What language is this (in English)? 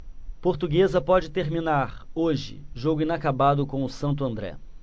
Portuguese